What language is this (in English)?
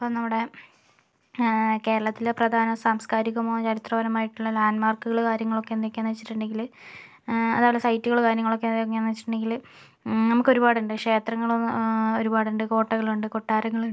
Malayalam